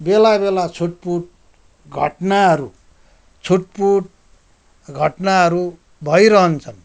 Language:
Nepali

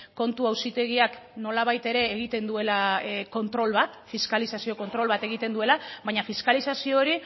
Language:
Basque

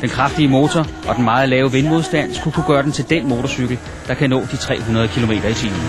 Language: Danish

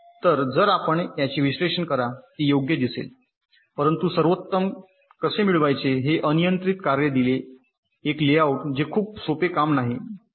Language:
Marathi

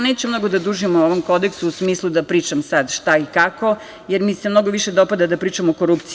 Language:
Serbian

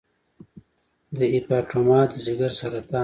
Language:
Pashto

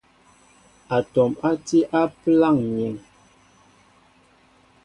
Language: Mbo (Cameroon)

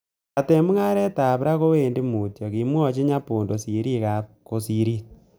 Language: Kalenjin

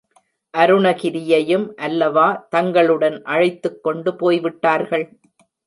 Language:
Tamil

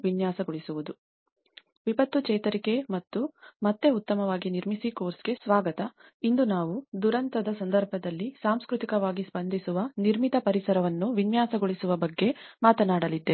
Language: Kannada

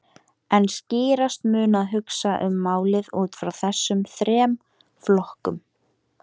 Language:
Icelandic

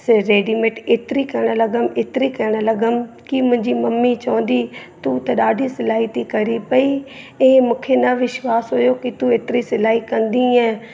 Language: Sindhi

